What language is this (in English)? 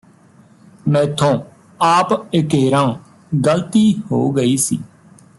Punjabi